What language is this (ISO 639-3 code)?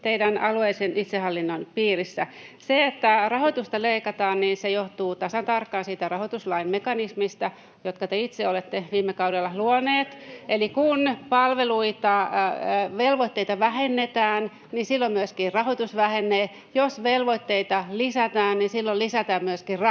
fin